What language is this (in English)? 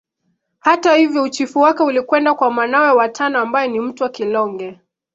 Swahili